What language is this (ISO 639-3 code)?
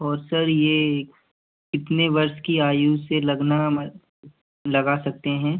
hin